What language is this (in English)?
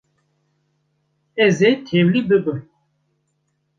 Kurdish